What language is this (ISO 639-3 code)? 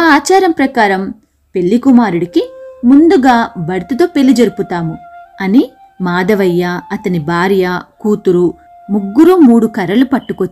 tel